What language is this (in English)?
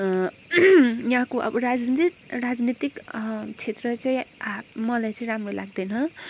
Nepali